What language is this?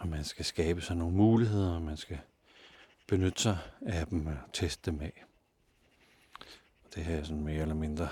Danish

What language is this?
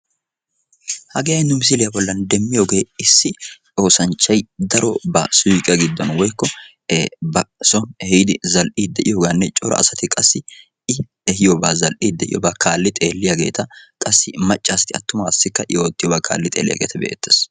Wolaytta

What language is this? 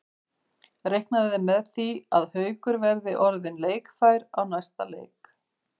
Icelandic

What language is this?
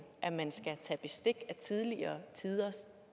Danish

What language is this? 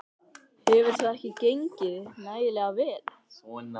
Icelandic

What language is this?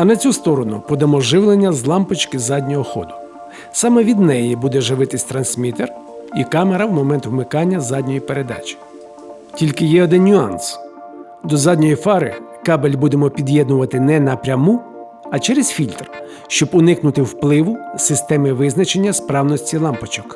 Ukrainian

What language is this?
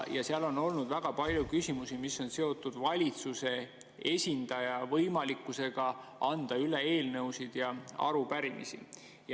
Estonian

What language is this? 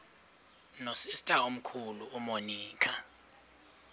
Xhosa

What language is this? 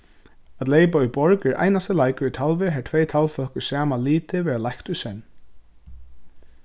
Faroese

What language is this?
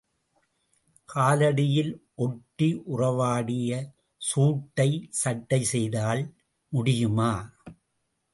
Tamil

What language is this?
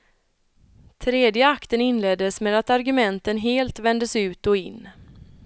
Swedish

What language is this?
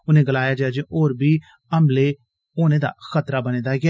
Dogri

